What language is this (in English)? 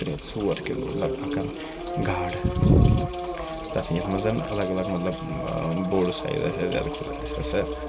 Kashmiri